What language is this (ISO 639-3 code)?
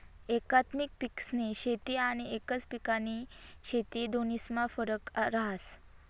mar